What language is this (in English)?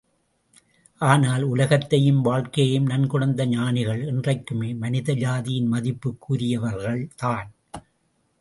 Tamil